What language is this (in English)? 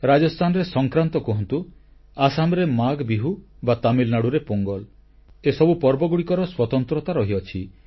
Odia